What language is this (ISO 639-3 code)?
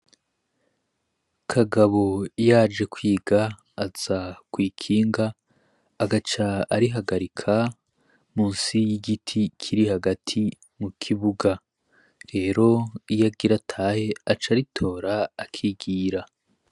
run